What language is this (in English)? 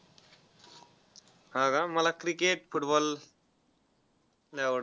Marathi